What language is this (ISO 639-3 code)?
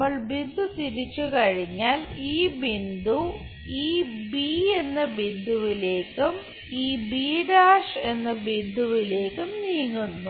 mal